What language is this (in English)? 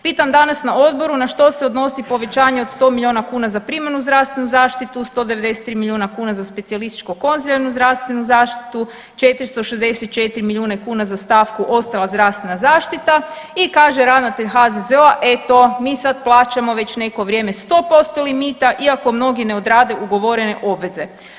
Croatian